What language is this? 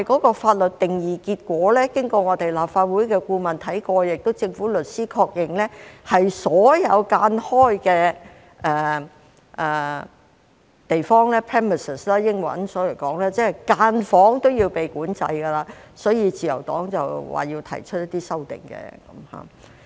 Cantonese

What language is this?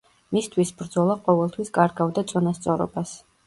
Georgian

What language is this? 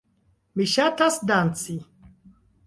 Esperanto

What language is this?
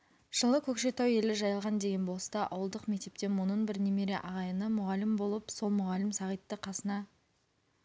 Kazakh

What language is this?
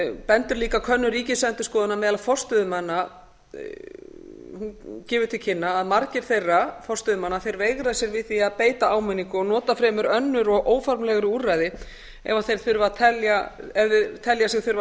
Icelandic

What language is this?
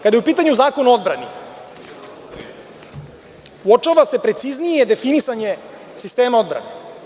Serbian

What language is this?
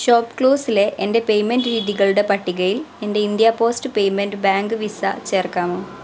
Malayalam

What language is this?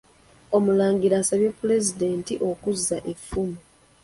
Ganda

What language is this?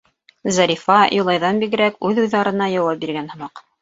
Bashkir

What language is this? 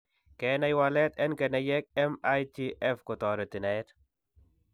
Kalenjin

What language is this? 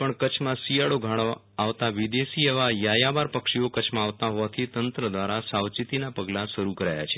Gujarati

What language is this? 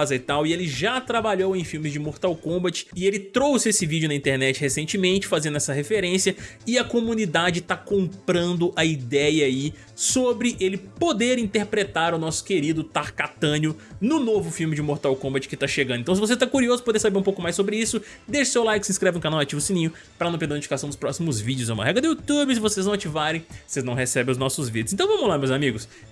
Portuguese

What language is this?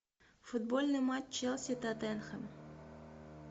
Russian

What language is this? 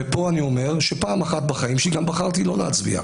Hebrew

